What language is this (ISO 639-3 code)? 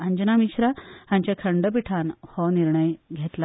kok